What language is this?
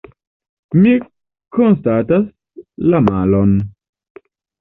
Esperanto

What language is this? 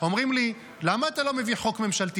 Hebrew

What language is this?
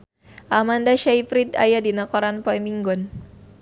Sundanese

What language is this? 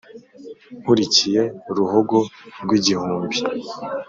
Kinyarwanda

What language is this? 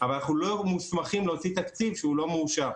Hebrew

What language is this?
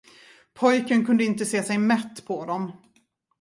Swedish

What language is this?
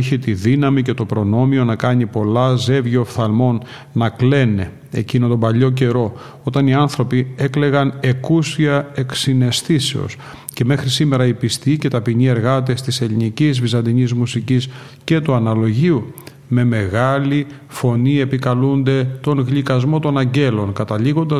Greek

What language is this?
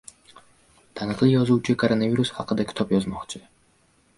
Uzbek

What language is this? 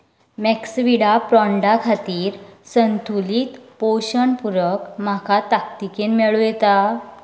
Konkani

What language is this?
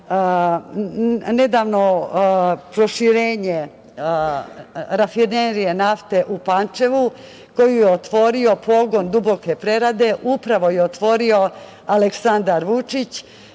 Serbian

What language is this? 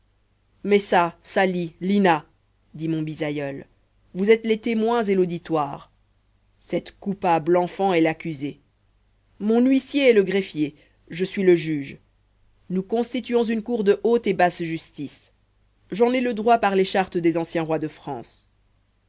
French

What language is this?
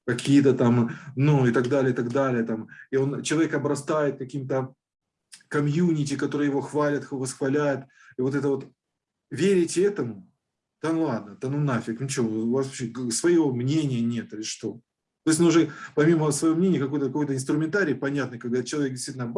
Russian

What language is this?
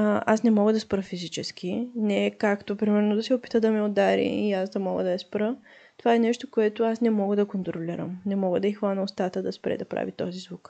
Bulgarian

